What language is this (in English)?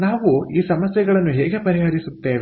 Kannada